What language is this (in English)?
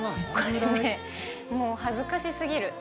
Japanese